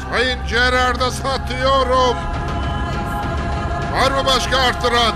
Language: Turkish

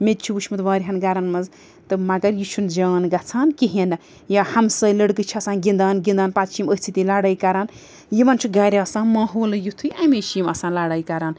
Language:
Kashmiri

